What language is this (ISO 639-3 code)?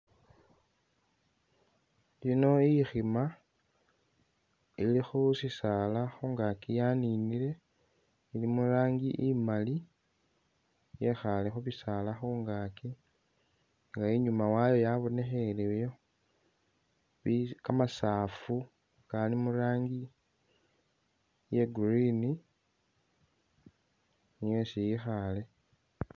myx